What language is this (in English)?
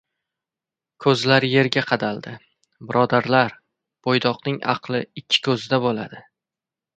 Uzbek